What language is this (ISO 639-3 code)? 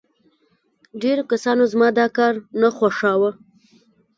pus